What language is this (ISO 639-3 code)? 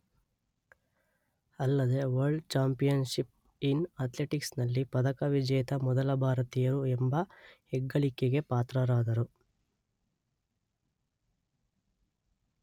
kan